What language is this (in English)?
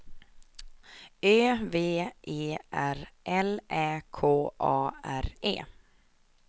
Swedish